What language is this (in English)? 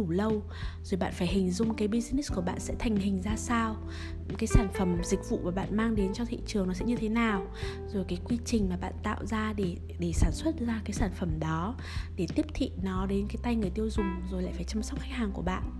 Vietnamese